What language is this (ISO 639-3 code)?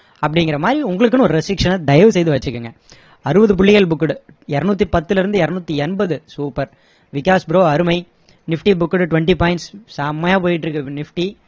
tam